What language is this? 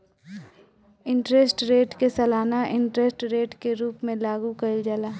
Bhojpuri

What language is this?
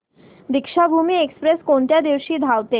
Marathi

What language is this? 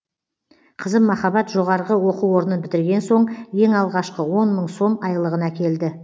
Kazakh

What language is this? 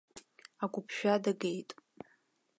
Abkhazian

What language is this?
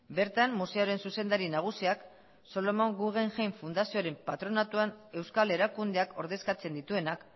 Basque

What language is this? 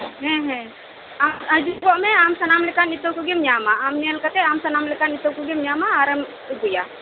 Santali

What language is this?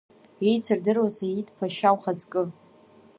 Abkhazian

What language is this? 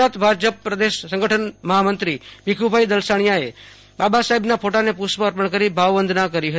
Gujarati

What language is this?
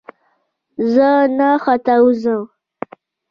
Pashto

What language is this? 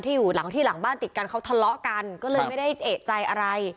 Thai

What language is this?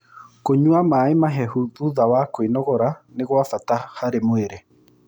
Kikuyu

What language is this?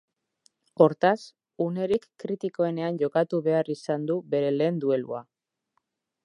Basque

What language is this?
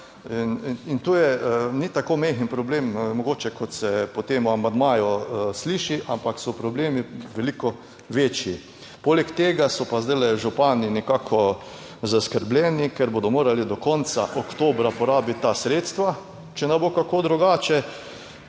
Slovenian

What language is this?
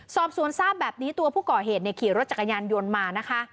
Thai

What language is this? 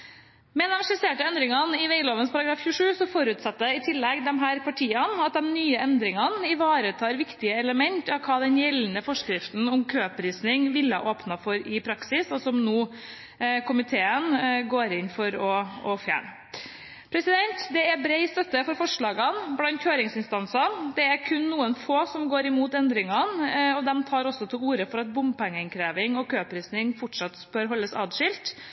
Norwegian Bokmål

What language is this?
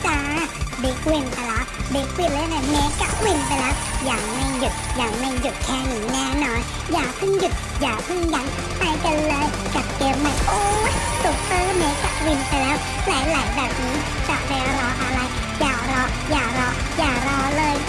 Thai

